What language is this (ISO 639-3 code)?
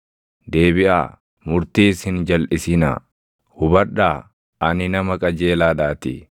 orm